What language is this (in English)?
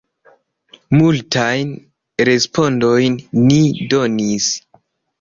Esperanto